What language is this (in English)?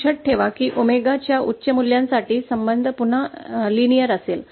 Marathi